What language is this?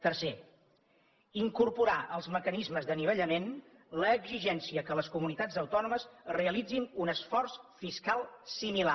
Catalan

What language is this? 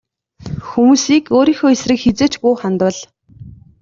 Mongolian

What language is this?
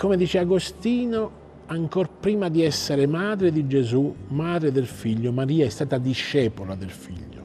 Italian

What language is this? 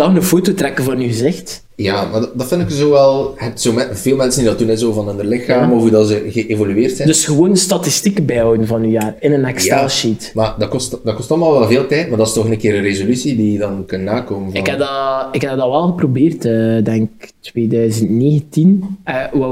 Dutch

